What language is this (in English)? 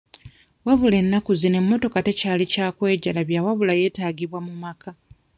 Ganda